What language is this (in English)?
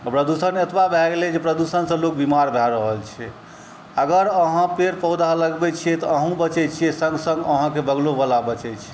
Maithili